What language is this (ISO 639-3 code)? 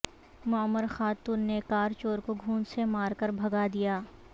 urd